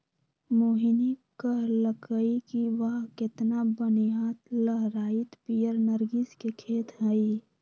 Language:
Magahi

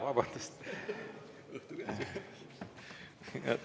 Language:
Estonian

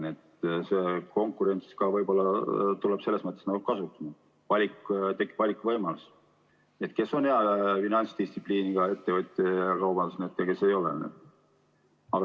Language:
Estonian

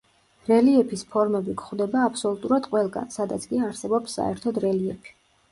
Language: Georgian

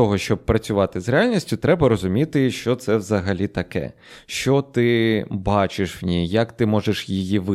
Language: Ukrainian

